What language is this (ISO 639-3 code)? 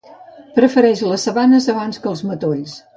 cat